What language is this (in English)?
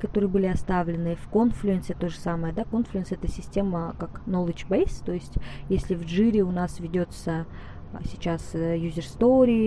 Russian